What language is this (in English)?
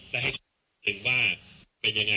Thai